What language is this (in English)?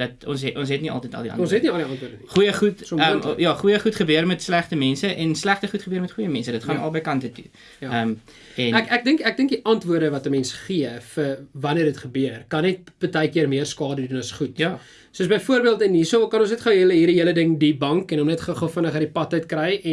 Dutch